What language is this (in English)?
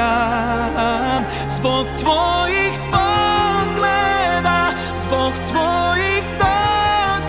Croatian